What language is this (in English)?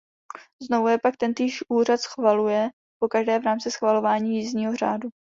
Czech